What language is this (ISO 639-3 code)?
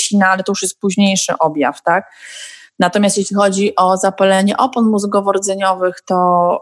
pol